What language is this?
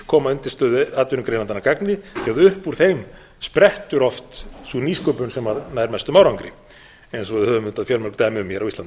Icelandic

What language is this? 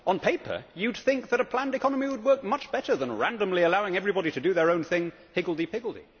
English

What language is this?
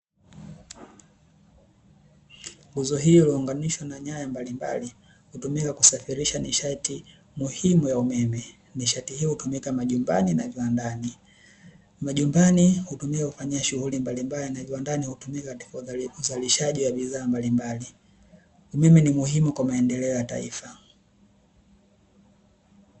Swahili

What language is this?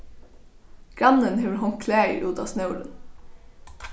Faroese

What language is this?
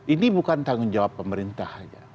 Indonesian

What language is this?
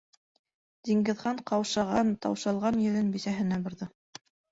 Bashkir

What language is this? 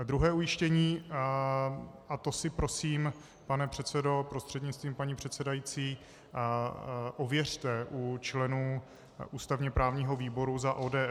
Czech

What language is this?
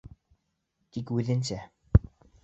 Bashkir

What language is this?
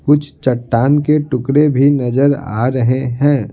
Hindi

